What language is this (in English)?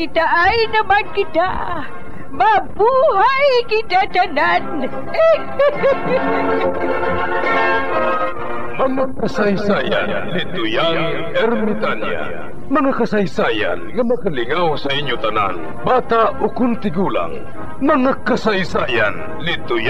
Filipino